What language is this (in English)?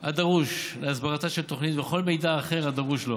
Hebrew